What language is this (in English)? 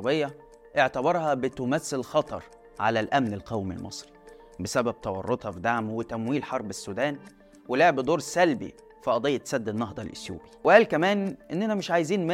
Arabic